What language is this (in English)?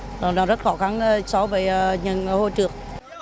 Vietnamese